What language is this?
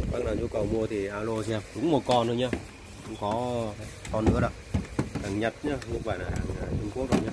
Vietnamese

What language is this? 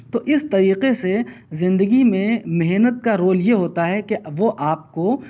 Urdu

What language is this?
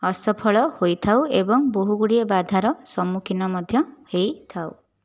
Odia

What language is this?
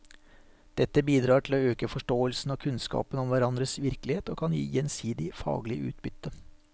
Norwegian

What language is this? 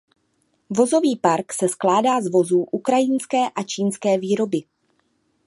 Czech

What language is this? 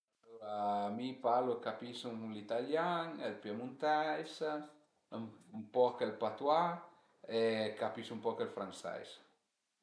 Piedmontese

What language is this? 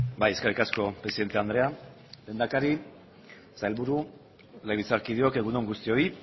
Basque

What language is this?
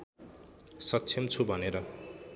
Nepali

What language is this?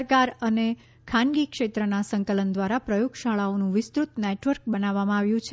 Gujarati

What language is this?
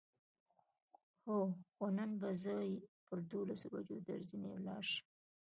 Pashto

